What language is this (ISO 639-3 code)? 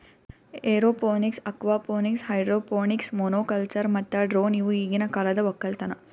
kan